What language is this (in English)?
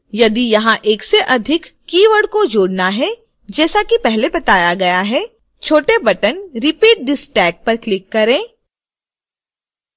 Hindi